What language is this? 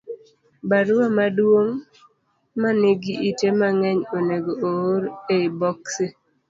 Luo (Kenya and Tanzania)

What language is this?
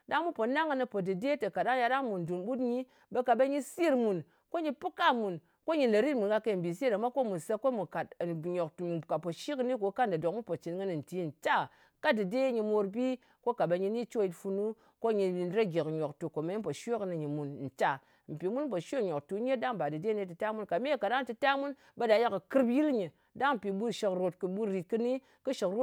Ngas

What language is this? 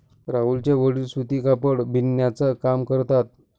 Marathi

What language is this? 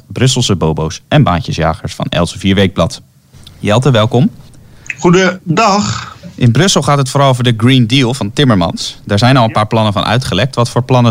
Dutch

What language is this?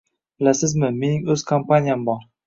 Uzbek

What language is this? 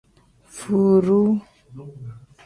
Tem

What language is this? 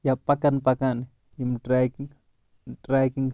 Kashmiri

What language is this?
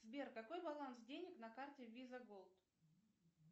Russian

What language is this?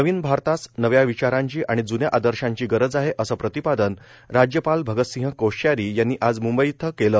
Marathi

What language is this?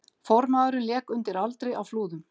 Icelandic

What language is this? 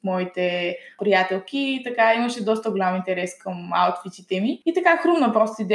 Bulgarian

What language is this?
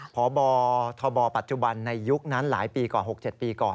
Thai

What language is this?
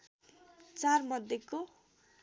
Nepali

